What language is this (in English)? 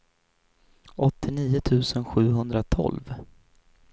Swedish